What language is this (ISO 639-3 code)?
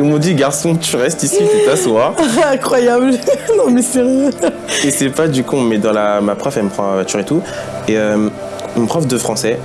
fra